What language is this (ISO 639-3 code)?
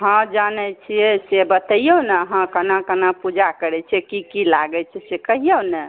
mai